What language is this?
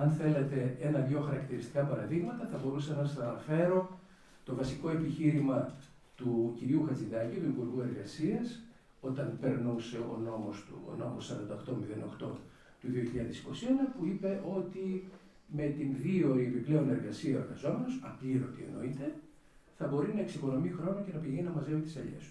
Greek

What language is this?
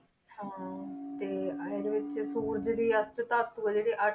Punjabi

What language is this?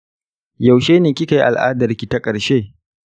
Hausa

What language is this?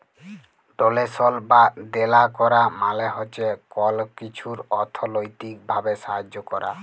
Bangla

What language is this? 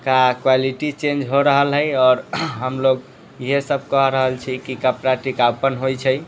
Maithili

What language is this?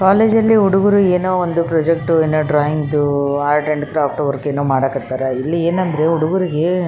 Kannada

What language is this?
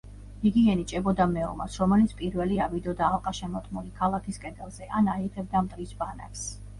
Georgian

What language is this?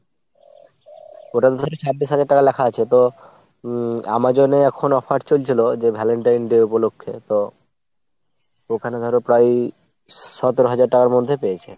Bangla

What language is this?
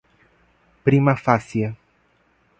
Portuguese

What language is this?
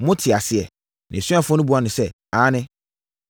Akan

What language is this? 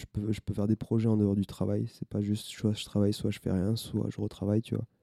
French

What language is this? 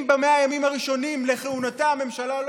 Hebrew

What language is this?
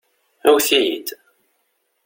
Kabyle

